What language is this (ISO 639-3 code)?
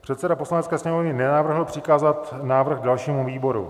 ces